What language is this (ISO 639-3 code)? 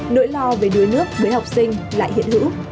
vie